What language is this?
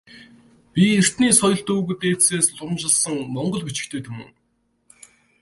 Mongolian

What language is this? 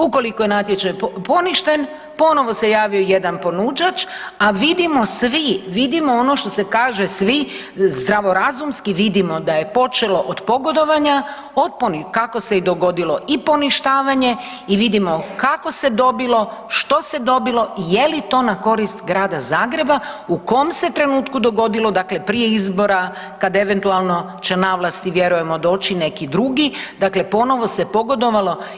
Croatian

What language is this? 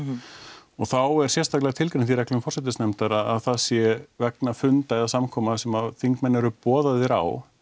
Icelandic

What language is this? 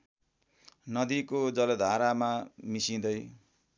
Nepali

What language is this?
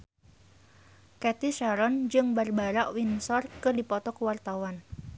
Sundanese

